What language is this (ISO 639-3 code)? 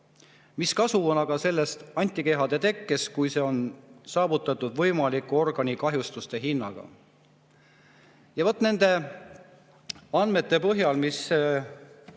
est